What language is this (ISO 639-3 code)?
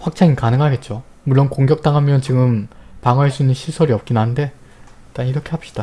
kor